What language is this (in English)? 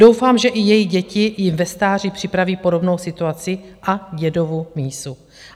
Czech